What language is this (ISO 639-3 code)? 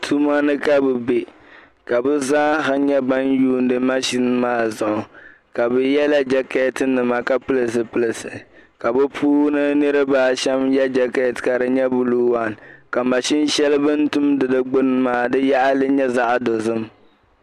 dag